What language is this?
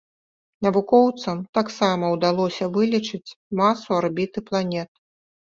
Belarusian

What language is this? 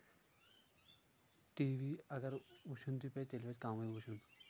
Kashmiri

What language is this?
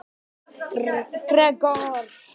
Icelandic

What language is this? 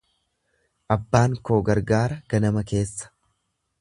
Oromo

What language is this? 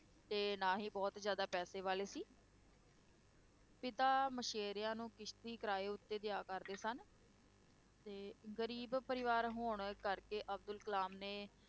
Punjabi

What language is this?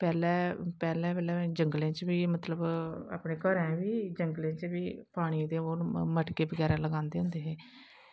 Dogri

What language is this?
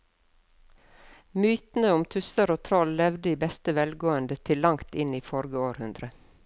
Norwegian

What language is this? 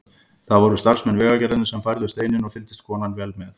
Icelandic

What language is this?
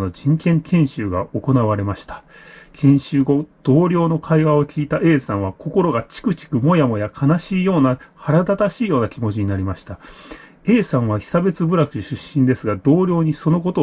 Japanese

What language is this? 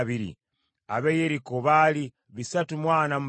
Ganda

